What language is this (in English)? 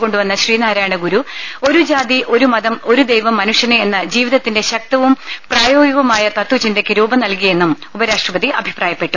Malayalam